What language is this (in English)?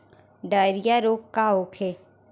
Bhojpuri